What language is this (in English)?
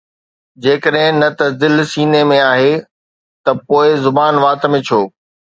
Sindhi